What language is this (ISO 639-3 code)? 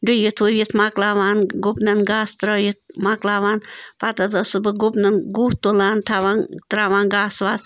kas